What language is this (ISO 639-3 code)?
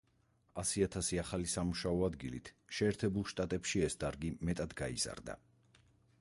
kat